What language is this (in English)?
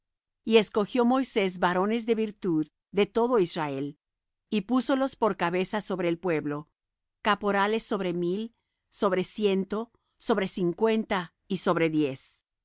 Spanish